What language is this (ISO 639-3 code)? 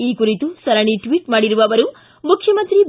kan